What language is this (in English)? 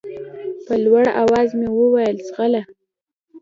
Pashto